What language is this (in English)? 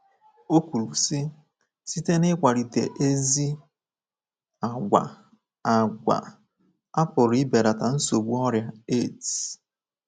Igbo